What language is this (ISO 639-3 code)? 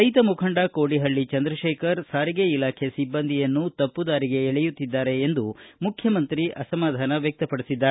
kan